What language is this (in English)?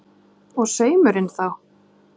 Icelandic